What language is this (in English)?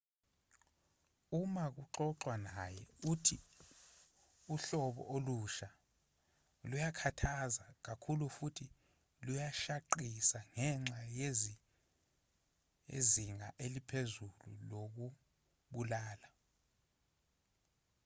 Zulu